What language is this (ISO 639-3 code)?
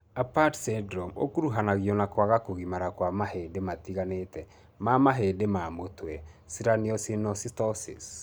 kik